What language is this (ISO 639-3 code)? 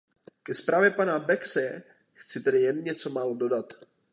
ces